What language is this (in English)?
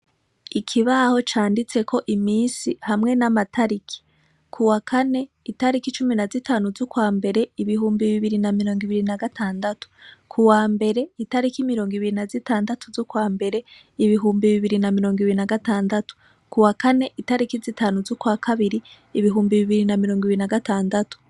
Rundi